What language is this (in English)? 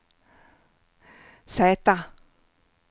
Swedish